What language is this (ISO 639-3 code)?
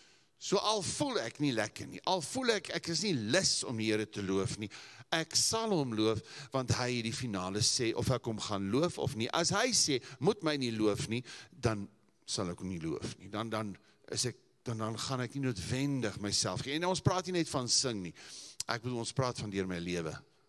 eng